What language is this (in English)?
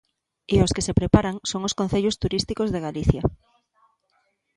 Galician